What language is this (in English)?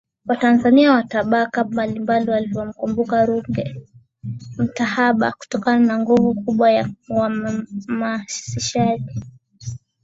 Swahili